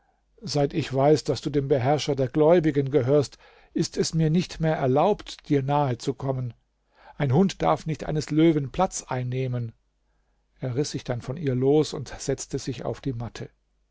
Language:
German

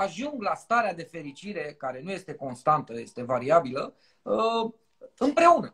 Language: Romanian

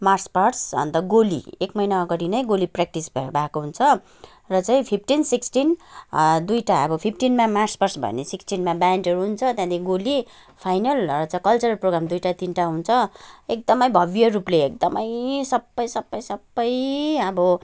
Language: Nepali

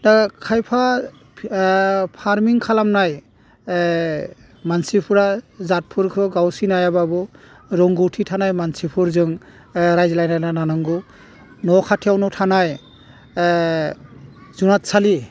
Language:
Bodo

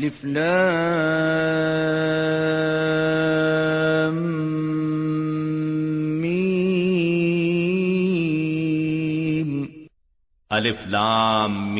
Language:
Urdu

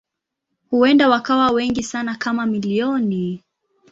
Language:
Swahili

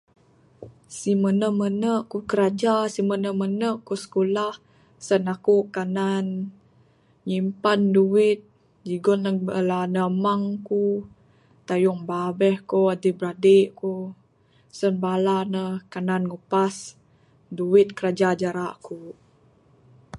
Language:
Bukar-Sadung Bidayuh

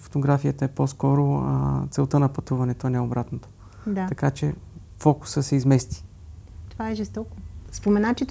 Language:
Bulgarian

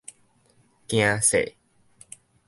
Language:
Min Nan Chinese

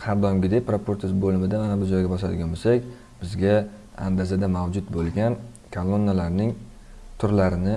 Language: Turkish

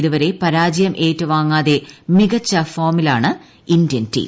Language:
Malayalam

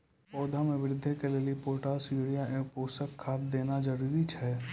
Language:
Maithili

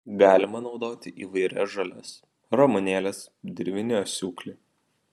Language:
Lithuanian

